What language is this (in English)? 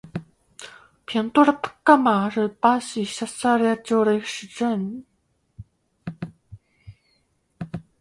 Chinese